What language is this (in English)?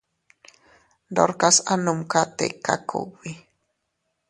Teutila Cuicatec